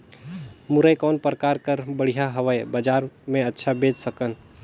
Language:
Chhattisgarhi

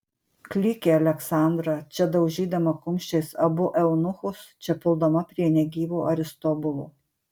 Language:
Lithuanian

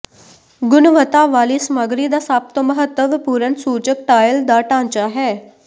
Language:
Punjabi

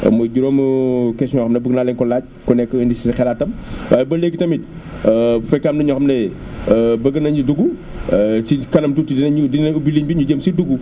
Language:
Wolof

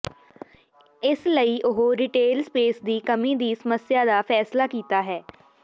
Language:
Punjabi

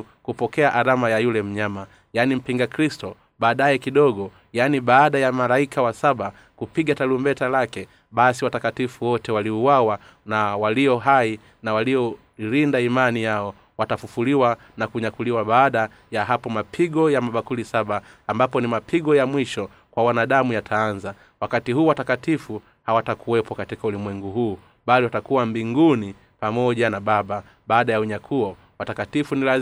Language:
Swahili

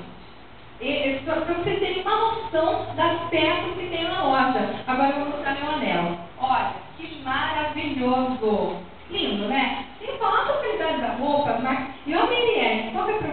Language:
Portuguese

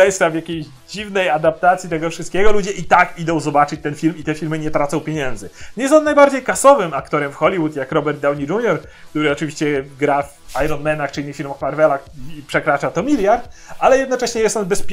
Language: Polish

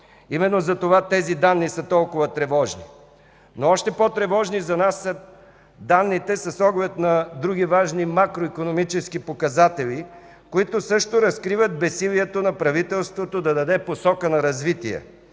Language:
Bulgarian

